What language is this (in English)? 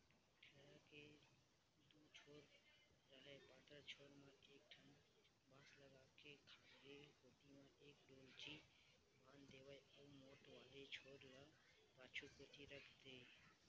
Chhattisgarhi